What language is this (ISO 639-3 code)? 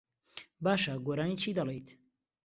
ckb